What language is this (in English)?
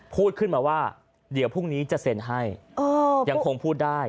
Thai